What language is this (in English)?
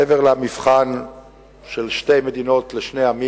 Hebrew